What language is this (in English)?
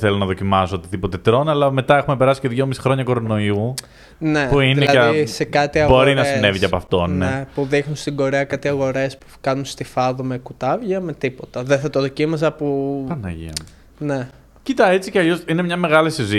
Greek